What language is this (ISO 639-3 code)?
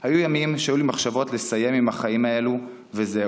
heb